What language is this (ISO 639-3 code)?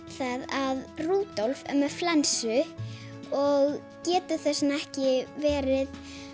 isl